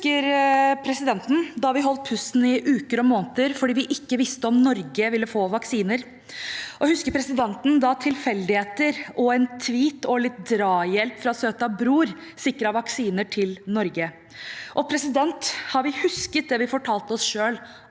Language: Norwegian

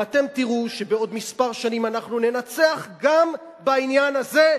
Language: Hebrew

